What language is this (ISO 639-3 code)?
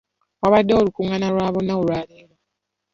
lug